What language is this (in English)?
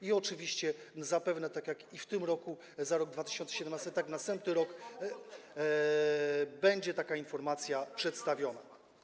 Polish